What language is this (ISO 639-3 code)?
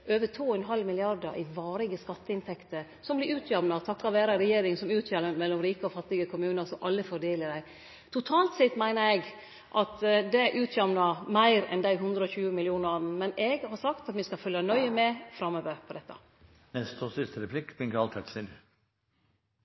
nno